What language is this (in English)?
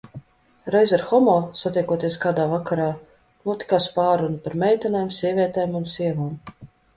Latvian